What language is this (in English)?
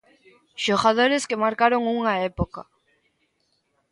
Galician